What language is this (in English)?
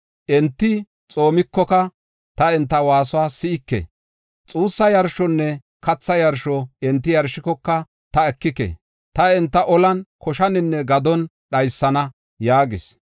Gofa